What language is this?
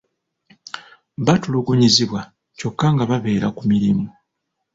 Ganda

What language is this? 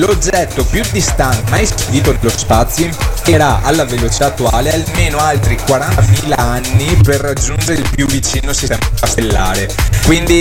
Italian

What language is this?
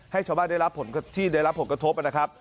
Thai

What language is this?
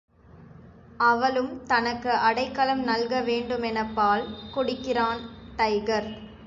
Tamil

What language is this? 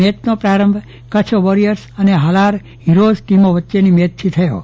Gujarati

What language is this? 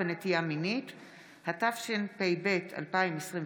Hebrew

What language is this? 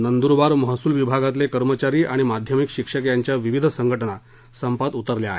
Marathi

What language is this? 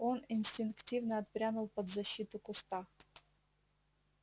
Russian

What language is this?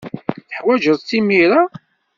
Kabyle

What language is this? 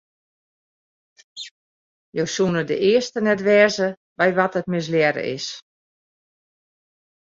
Western Frisian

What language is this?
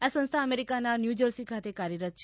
Gujarati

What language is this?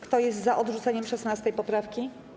Polish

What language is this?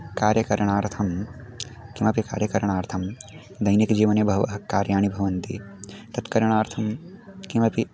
Sanskrit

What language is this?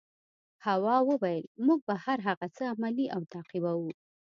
Pashto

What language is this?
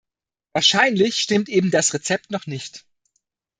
German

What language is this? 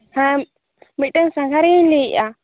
Santali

